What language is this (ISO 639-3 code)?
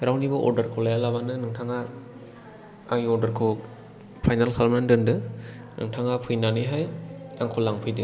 brx